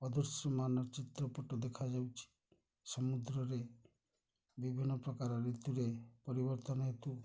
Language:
Odia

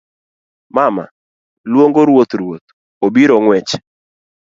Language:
Luo (Kenya and Tanzania)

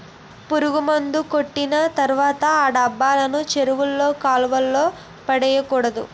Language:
Telugu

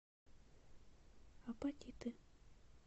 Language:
Russian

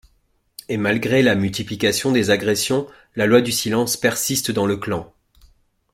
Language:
French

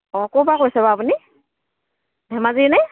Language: Assamese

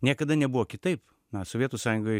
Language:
Lithuanian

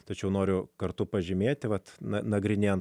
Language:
Lithuanian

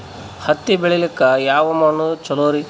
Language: Kannada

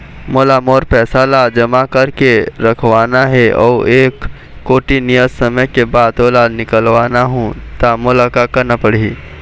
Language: Chhattisgarhi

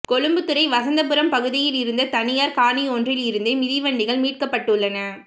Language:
Tamil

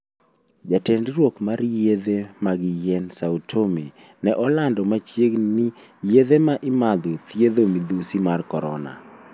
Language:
Luo (Kenya and Tanzania)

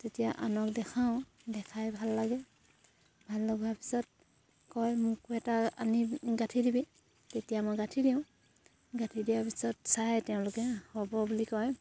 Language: Assamese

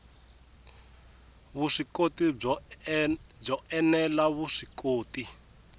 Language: Tsonga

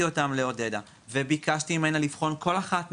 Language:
Hebrew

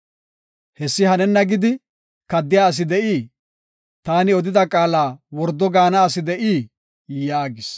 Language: Gofa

